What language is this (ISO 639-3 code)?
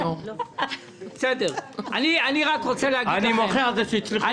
heb